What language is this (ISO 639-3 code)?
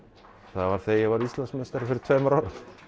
isl